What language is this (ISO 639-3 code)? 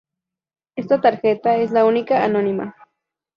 spa